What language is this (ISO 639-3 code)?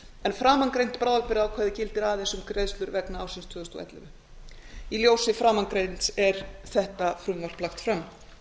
isl